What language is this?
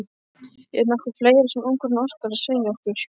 Icelandic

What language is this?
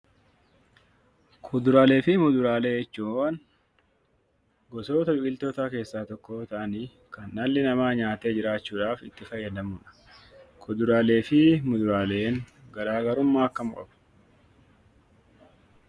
Oromo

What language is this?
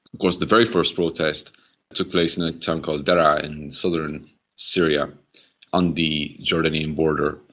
English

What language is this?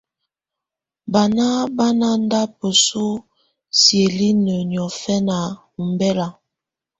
Tunen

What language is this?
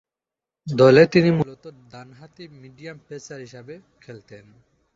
Bangla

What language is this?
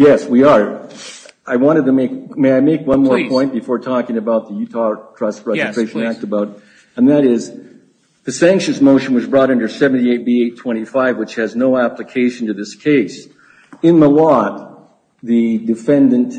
English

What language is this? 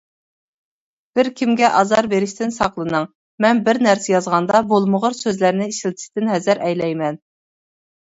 Uyghur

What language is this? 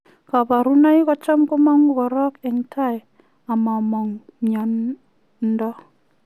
Kalenjin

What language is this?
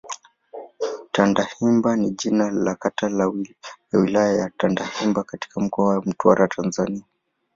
Swahili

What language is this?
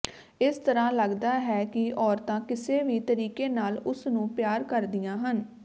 Punjabi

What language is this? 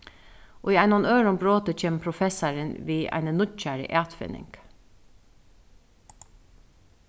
Faroese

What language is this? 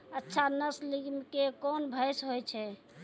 Maithili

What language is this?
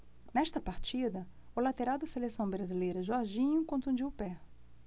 Portuguese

